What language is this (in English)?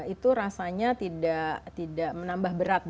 Indonesian